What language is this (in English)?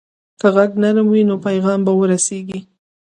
Pashto